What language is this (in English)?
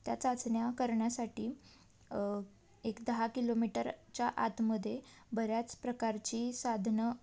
Marathi